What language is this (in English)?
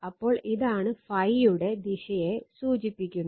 Malayalam